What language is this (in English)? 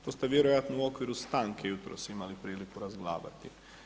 Croatian